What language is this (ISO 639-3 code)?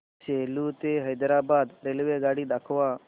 mar